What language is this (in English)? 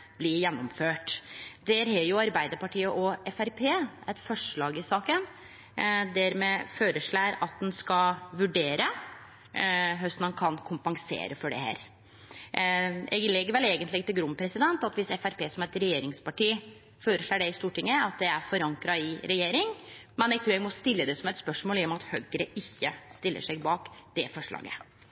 Norwegian Nynorsk